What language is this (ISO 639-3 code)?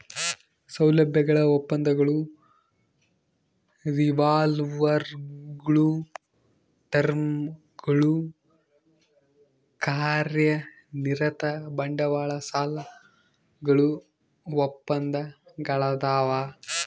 kan